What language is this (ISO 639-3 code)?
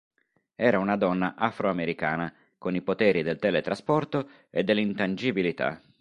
ita